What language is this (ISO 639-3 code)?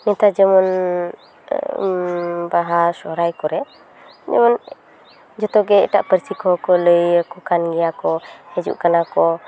sat